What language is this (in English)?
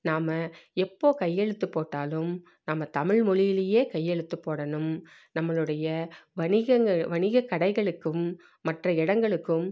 Tamil